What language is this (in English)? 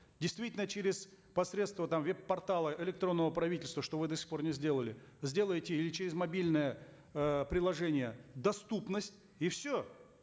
Kazakh